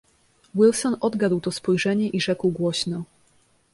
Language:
Polish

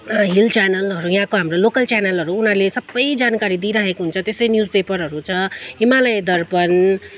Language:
Nepali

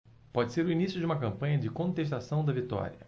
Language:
Portuguese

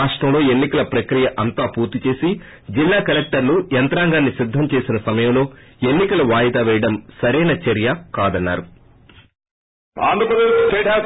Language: Telugu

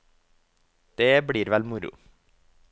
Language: Norwegian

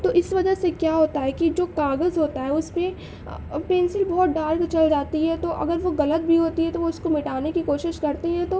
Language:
Urdu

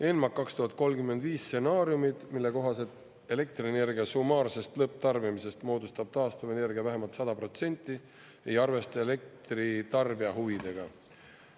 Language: Estonian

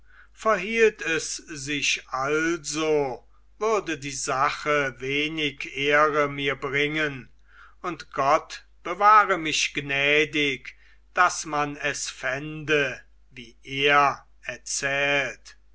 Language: German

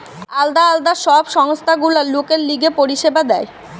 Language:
Bangla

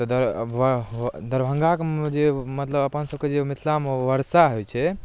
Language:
Maithili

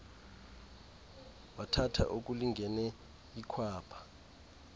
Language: Xhosa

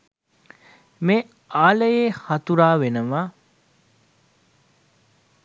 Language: Sinhala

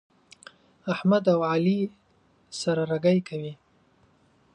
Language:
Pashto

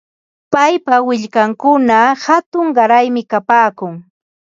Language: Ambo-Pasco Quechua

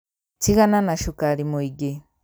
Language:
Kikuyu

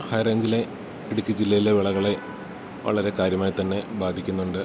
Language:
Malayalam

